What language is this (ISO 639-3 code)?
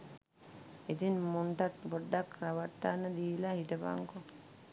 sin